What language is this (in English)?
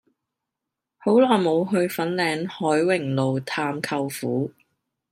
Cantonese